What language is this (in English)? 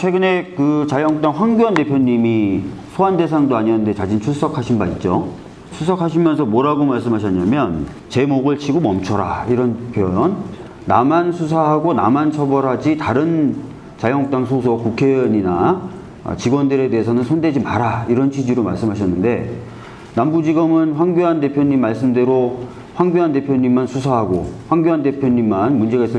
Korean